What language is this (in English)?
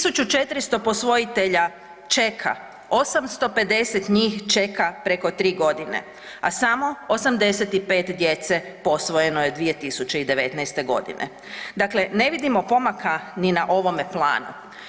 Croatian